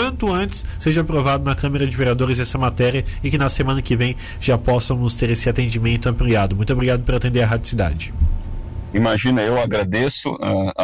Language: Portuguese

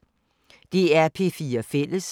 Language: Danish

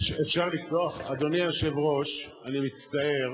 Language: Hebrew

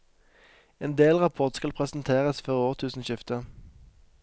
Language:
Norwegian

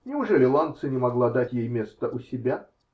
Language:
Russian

